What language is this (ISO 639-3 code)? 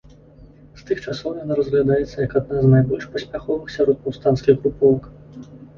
bel